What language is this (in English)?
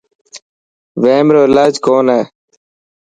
Dhatki